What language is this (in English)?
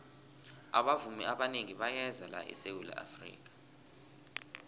South Ndebele